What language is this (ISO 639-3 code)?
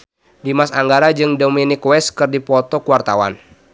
sun